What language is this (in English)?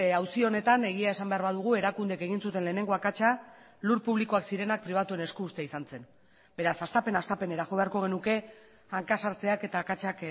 Basque